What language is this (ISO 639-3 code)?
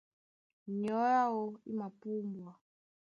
dua